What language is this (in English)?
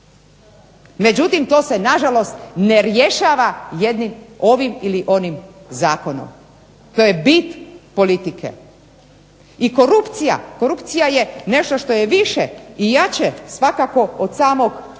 Croatian